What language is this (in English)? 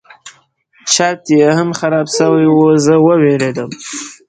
Pashto